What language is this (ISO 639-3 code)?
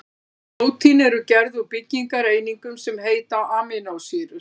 isl